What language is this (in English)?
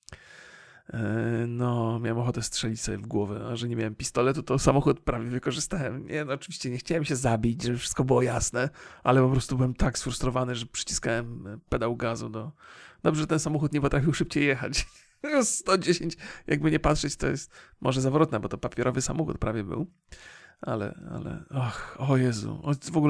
Polish